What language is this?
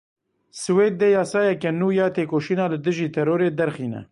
Kurdish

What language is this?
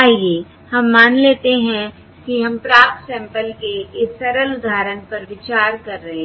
Hindi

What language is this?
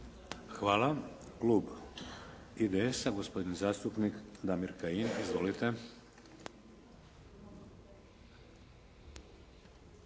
Croatian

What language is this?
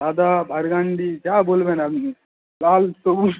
Bangla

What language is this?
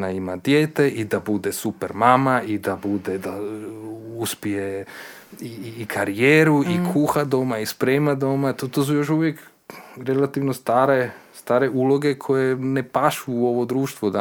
Croatian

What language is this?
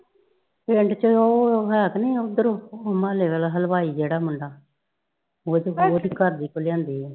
Punjabi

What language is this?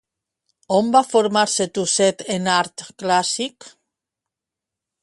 Catalan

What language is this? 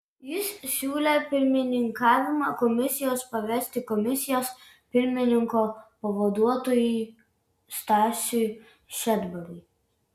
Lithuanian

